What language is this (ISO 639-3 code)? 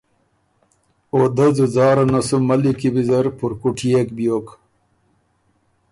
oru